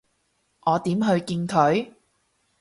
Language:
Cantonese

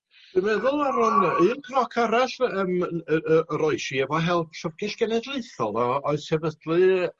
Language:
Welsh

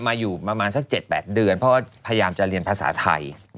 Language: Thai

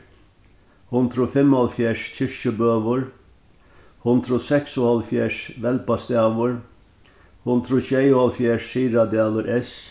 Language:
Faroese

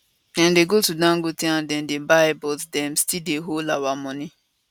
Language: Nigerian Pidgin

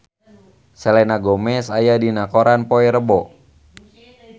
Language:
Sundanese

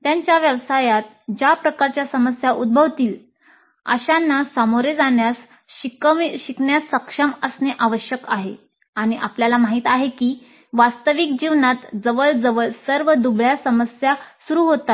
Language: Marathi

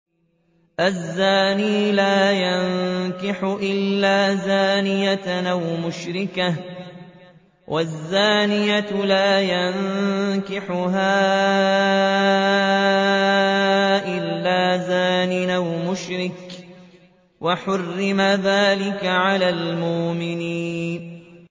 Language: Arabic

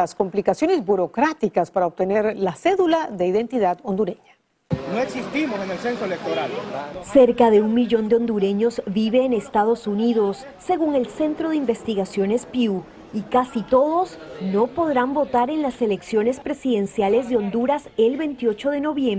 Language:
Spanish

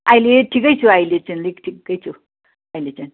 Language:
Nepali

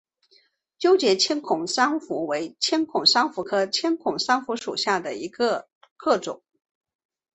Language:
Chinese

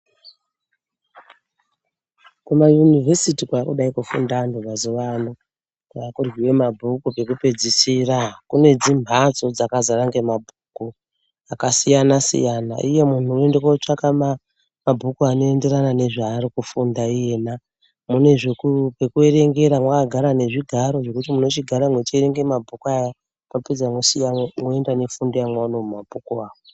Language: Ndau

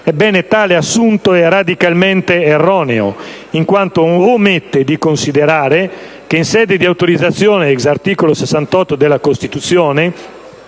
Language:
Italian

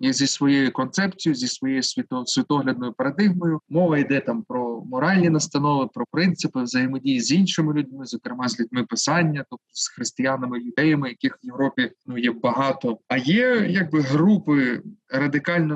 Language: Ukrainian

